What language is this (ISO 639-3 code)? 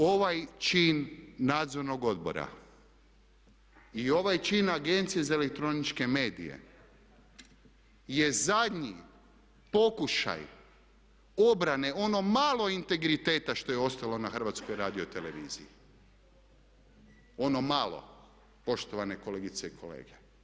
hrv